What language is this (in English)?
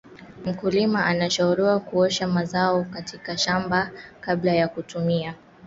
Swahili